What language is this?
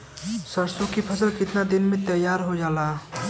Bhojpuri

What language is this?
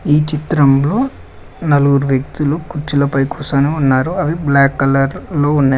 Telugu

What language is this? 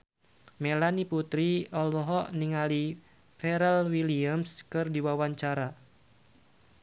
Sundanese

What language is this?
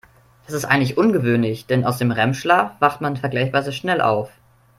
German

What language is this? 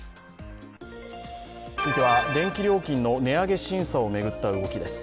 Japanese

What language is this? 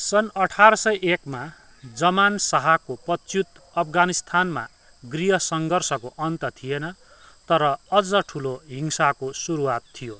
Nepali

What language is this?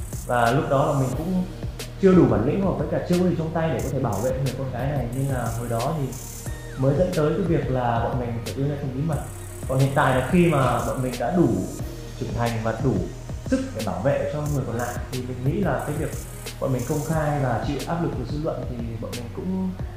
Vietnamese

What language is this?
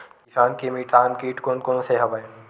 Chhattisgarhi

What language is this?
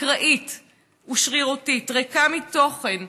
Hebrew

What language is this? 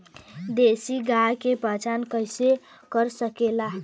Bhojpuri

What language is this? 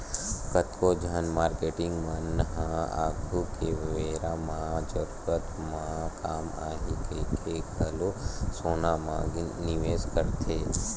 Chhattisgarhi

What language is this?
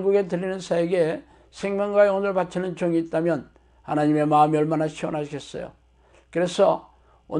Korean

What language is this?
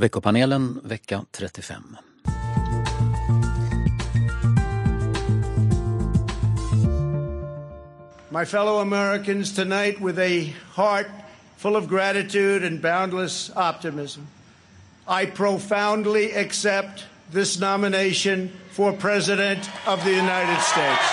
Swedish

